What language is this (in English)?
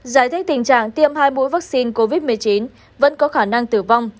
Vietnamese